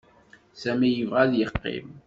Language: Kabyle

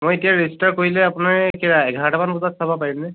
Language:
Assamese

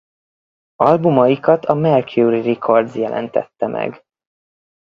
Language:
Hungarian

